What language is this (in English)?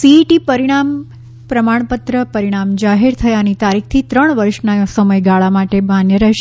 Gujarati